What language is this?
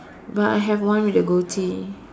English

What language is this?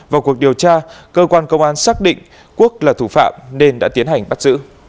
Vietnamese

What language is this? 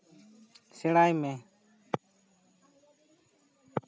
Santali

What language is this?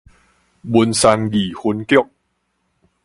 Min Nan Chinese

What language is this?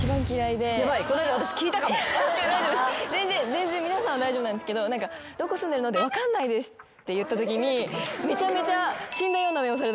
Japanese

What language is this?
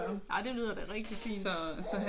Danish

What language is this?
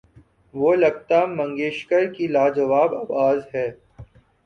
Urdu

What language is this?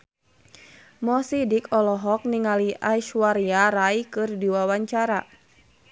Sundanese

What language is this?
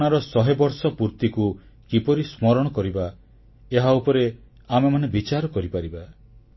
Odia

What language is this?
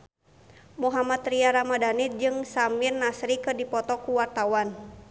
Sundanese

